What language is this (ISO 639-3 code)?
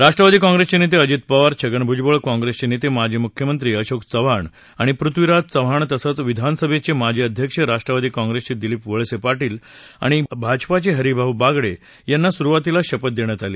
mar